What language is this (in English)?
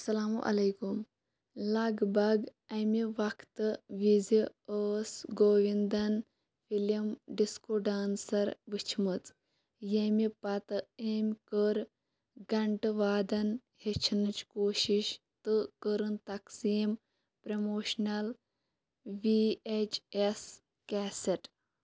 Kashmiri